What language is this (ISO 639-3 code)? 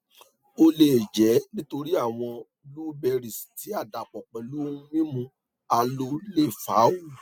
yor